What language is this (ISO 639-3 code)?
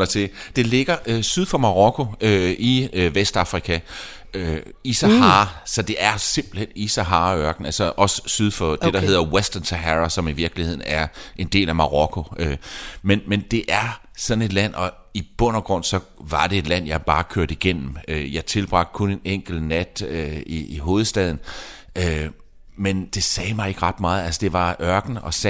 dan